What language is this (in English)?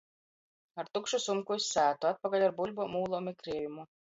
Latgalian